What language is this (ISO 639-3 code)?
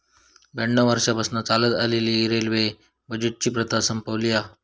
mar